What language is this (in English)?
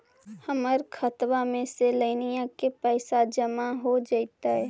Magahi